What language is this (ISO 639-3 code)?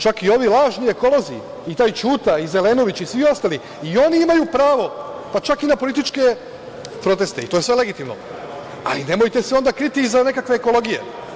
srp